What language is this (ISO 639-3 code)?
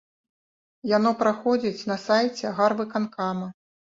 bel